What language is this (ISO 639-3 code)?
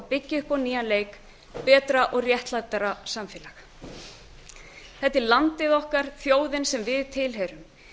isl